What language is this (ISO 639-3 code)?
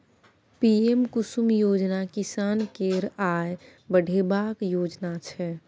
mai